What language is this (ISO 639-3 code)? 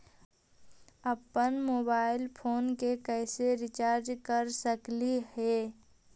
mag